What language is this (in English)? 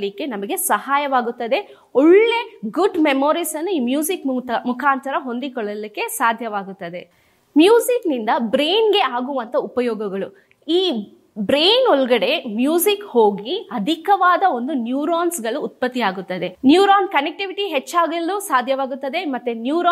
Kannada